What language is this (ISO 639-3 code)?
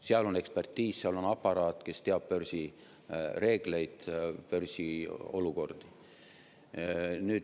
est